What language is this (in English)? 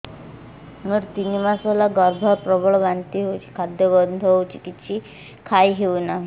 Odia